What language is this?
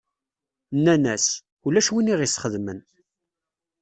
Kabyle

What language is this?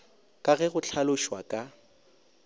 Northern Sotho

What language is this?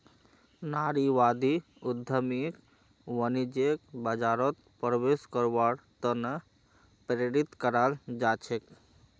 Magahi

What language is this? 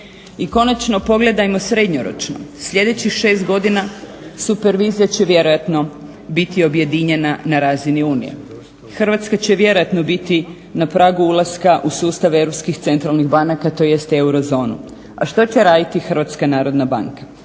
Croatian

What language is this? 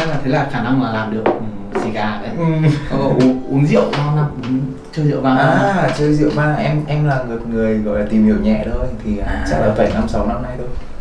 Vietnamese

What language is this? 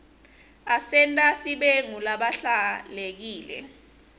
Swati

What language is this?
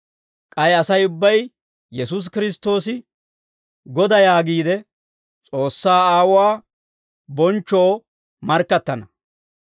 Dawro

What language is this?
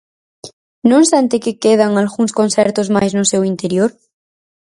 Galician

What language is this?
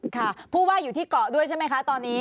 Thai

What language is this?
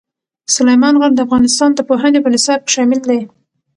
Pashto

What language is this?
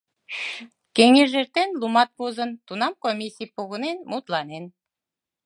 Mari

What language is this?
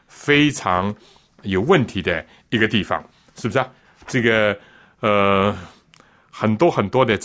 Chinese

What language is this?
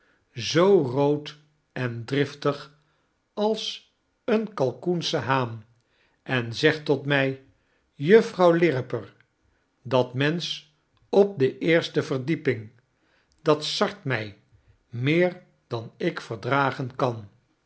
Dutch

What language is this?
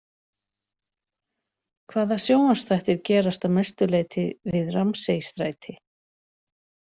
Icelandic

